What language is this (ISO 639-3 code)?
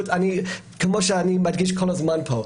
heb